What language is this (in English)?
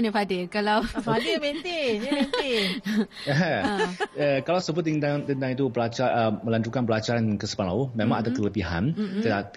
Malay